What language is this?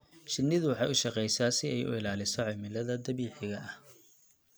Somali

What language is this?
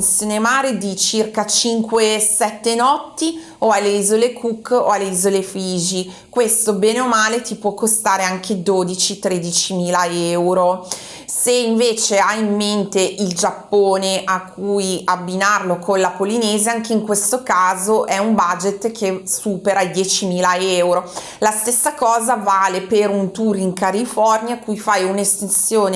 Italian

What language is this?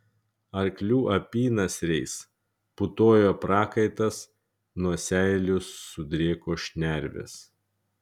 Lithuanian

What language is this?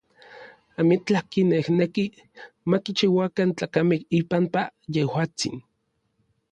Orizaba Nahuatl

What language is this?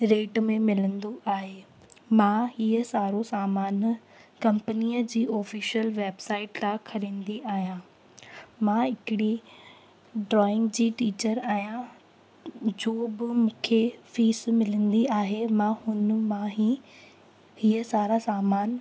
Sindhi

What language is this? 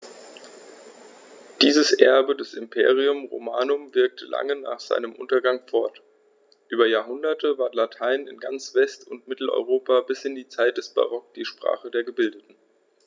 German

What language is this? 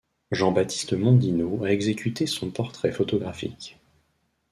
French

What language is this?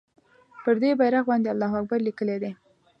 Pashto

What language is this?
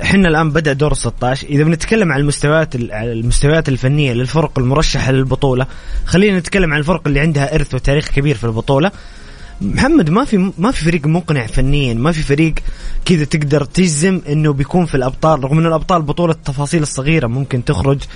Arabic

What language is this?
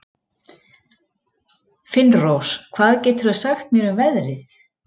Icelandic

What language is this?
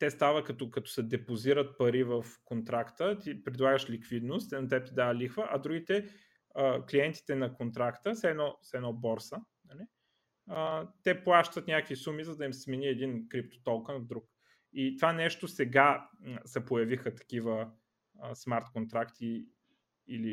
Bulgarian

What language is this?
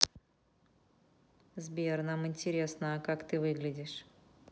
Russian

